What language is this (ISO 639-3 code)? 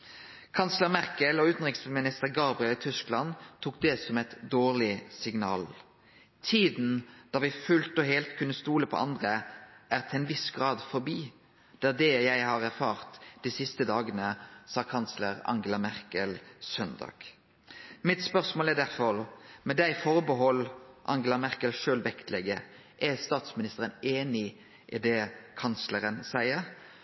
nno